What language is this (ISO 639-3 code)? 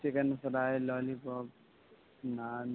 urd